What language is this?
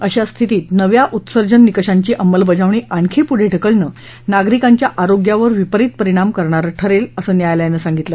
Marathi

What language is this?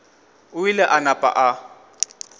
Northern Sotho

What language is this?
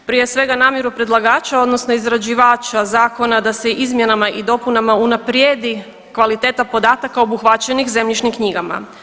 Croatian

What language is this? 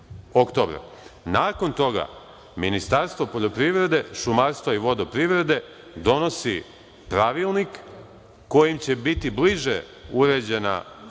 Serbian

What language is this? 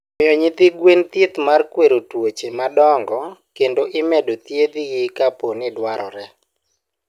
Luo (Kenya and Tanzania)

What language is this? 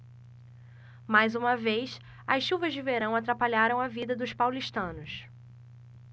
Portuguese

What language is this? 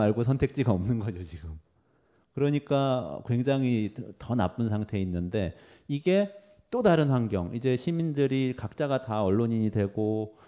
Korean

